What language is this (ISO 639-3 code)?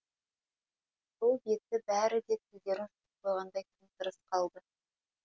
kaz